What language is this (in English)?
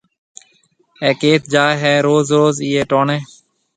Marwari (Pakistan)